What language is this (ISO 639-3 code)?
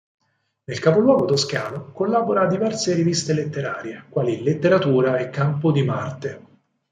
ita